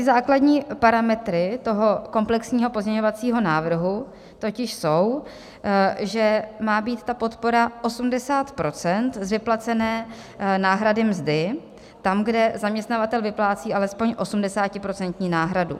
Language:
Czech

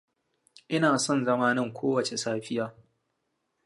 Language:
Hausa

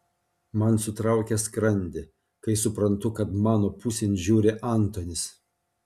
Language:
Lithuanian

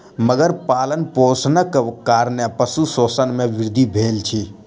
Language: Maithili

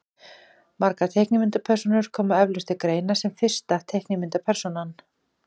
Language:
Icelandic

